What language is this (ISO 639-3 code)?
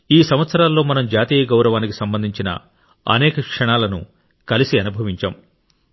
tel